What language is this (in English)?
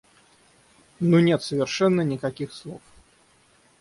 Russian